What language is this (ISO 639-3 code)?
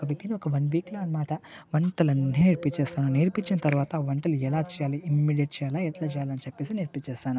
tel